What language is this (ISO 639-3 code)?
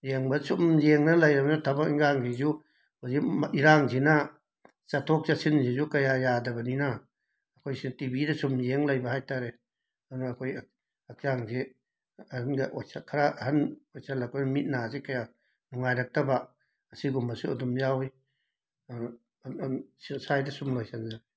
mni